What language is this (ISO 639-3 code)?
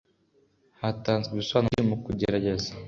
kin